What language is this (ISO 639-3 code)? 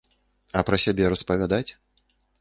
bel